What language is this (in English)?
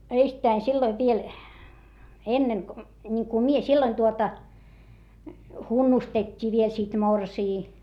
Finnish